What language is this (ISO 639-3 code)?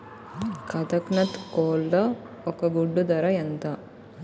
tel